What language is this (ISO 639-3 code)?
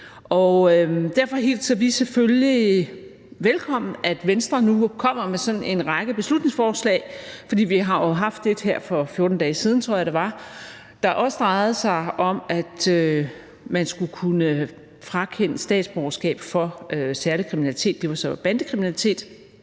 dan